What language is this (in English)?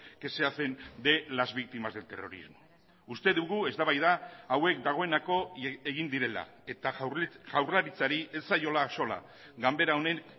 Basque